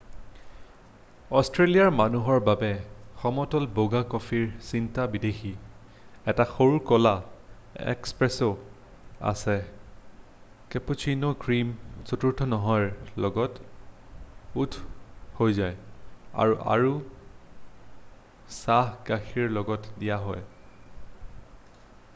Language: Assamese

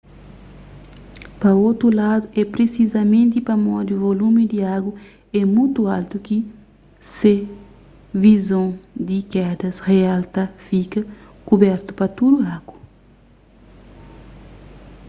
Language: Kabuverdianu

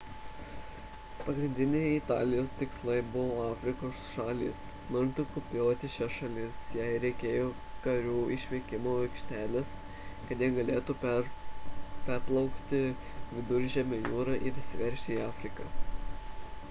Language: Lithuanian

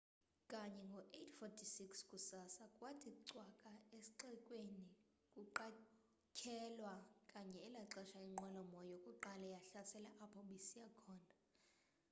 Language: Xhosa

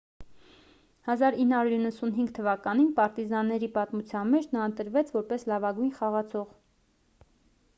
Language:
Armenian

